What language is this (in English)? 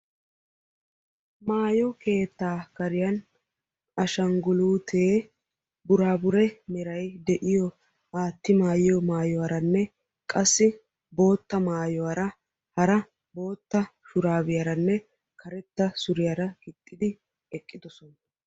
Wolaytta